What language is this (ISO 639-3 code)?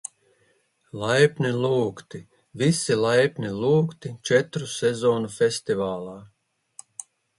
lav